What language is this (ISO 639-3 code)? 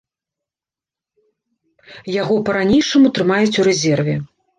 bel